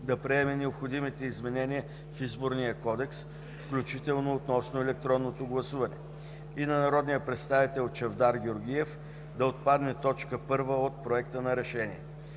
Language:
Bulgarian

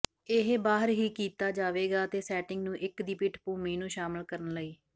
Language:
Punjabi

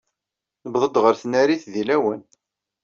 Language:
Kabyle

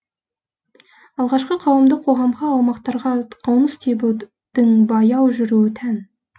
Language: Kazakh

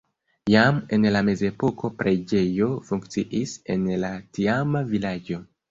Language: Esperanto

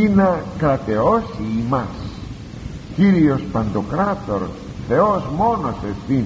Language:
Greek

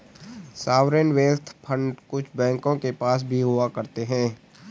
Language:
Hindi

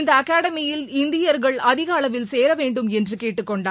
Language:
Tamil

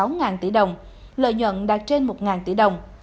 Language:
Vietnamese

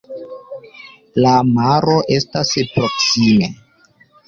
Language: Esperanto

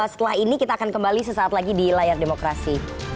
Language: Indonesian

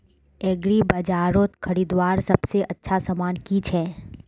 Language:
Magahi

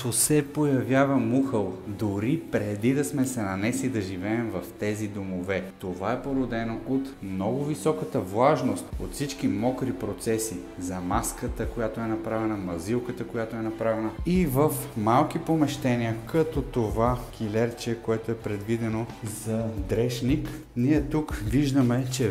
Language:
Bulgarian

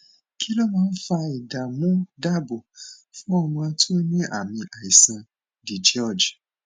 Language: Yoruba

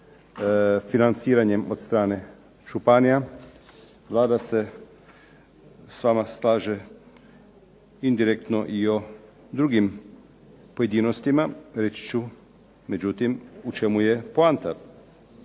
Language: Croatian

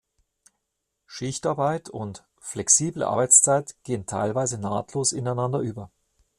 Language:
German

